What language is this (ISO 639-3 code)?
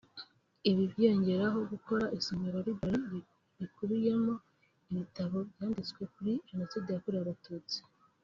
kin